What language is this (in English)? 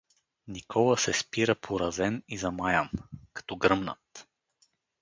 Bulgarian